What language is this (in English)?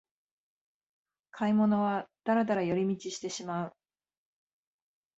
Japanese